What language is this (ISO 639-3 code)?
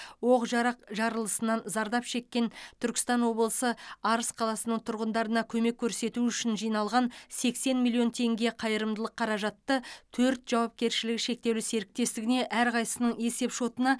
kaz